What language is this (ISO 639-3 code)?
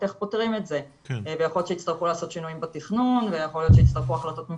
heb